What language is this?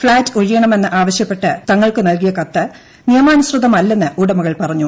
Malayalam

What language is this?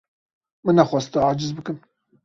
Kurdish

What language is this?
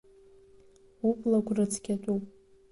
Abkhazian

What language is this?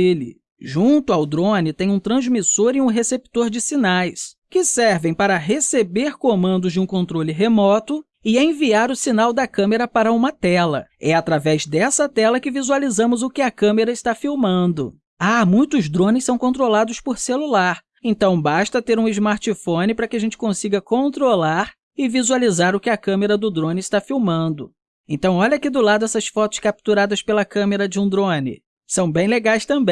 Portuguese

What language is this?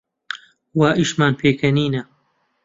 Central Kurdish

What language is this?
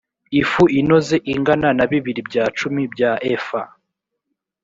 Kinyarwanda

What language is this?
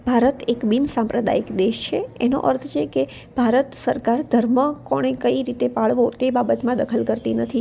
Gujarati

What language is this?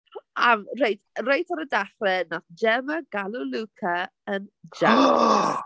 Welsh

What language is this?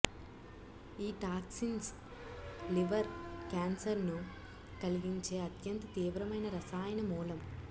Telugu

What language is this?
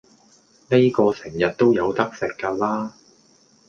Cantonese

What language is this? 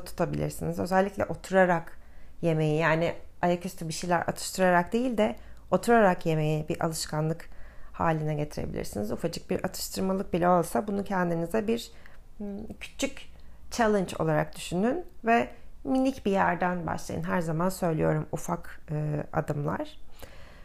Turkish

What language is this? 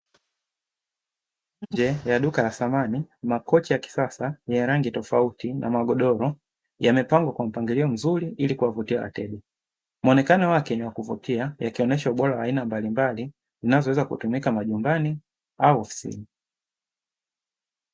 Swahili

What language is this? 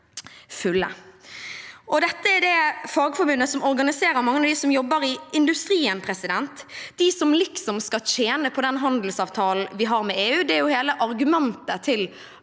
Norwegian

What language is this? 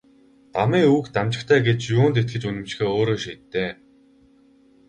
Mongolian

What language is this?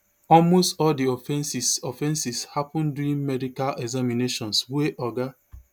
Nigerian Pidgin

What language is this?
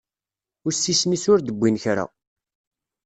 Kabyle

